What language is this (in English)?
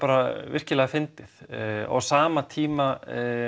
Icelandic